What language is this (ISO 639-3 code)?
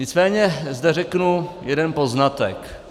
ces